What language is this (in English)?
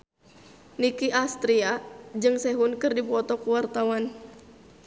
Sundanese